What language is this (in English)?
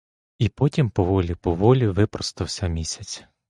Ukrainian